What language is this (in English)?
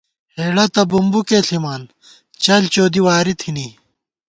Gawar-Bati